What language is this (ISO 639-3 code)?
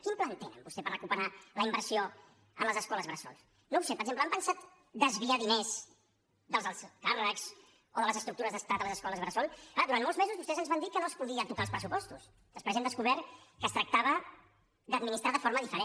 cat